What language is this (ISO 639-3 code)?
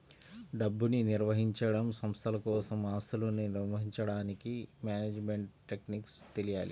tel